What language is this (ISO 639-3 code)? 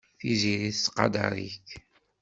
kab